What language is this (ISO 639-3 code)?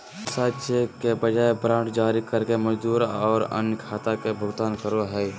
mag